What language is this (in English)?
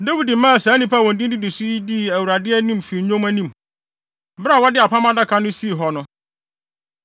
Akan